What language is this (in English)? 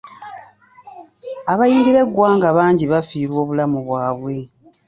Ganda